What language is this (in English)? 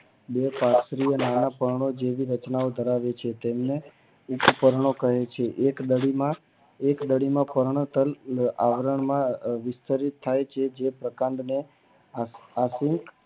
Gujarati